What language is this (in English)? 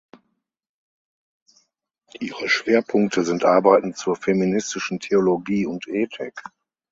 German